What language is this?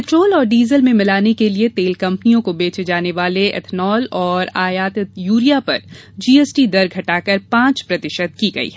Hindi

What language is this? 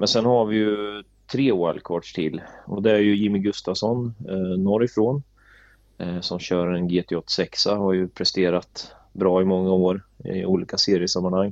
Swedish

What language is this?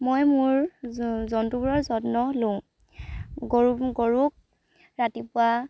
Assamese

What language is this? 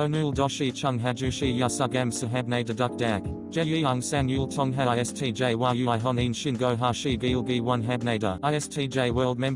Korean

